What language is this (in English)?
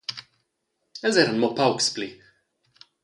Romansh